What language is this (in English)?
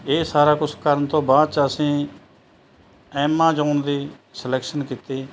Punjabi